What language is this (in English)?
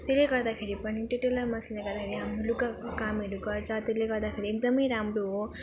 Nepali